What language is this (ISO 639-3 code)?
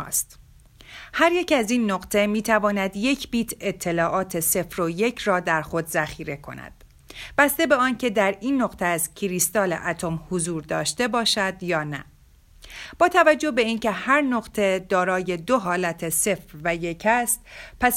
fas